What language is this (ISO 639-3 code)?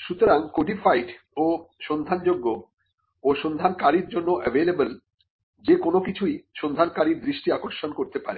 ben